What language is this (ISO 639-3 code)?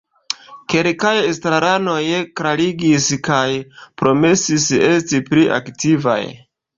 epo